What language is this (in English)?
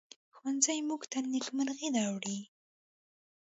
Pashto